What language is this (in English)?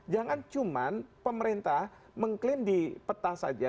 Indonesian